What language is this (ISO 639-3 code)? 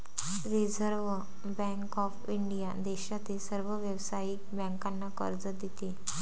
mar